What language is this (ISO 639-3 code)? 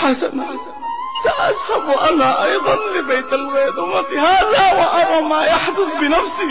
ara